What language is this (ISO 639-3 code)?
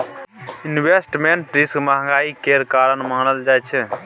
mai